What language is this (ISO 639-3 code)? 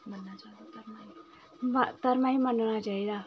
doi